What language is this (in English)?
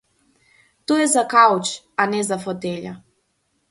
Macedonian